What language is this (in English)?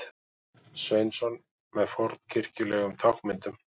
Icelandic